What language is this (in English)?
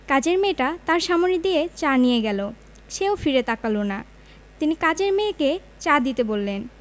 Bangla